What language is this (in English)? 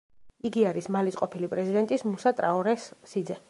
Georgian